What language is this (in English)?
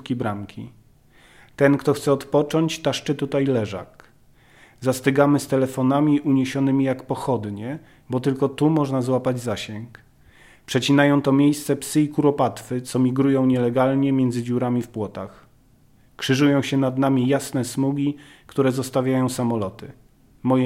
Polish